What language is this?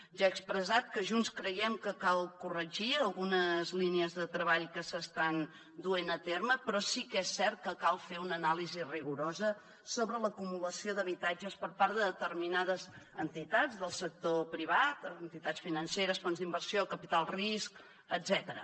Catalan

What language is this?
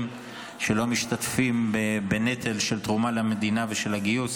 Hebrew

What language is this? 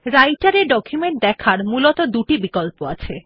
Bangla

